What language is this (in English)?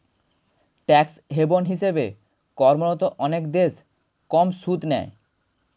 Bangla